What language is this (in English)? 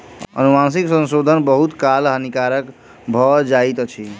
Maithili